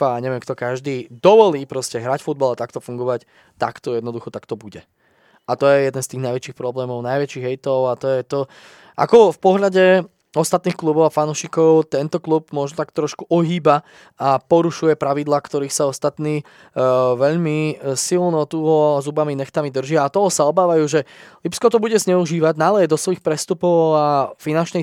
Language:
Slovak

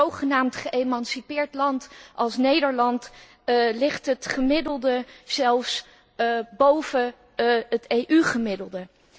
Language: Dutch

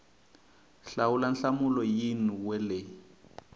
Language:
Tsonga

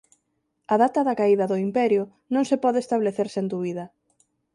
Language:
Galician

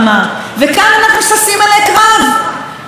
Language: Hebrew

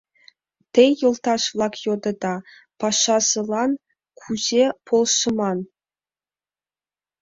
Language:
Mari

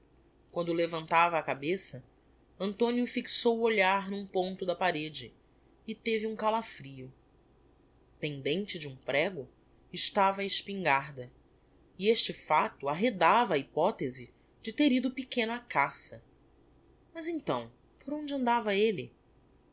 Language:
Portuguese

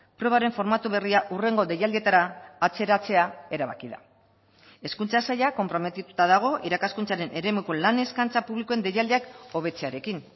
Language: Basque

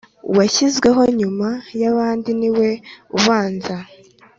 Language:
Kinyarwanda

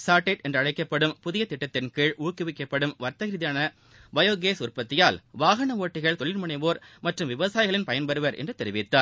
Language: Tamil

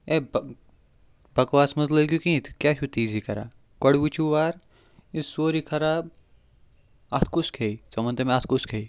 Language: Kashmiri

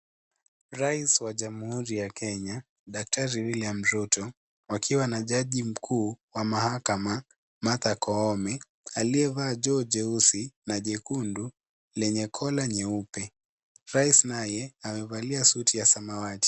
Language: Swahili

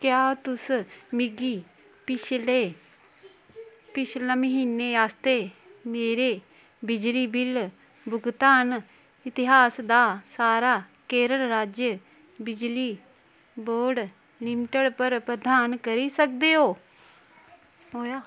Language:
Dogri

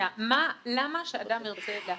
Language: Hebrew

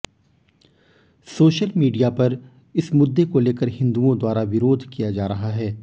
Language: Hindi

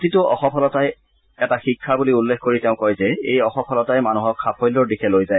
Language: Assamese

